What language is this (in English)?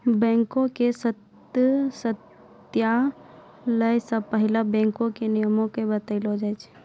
Maithili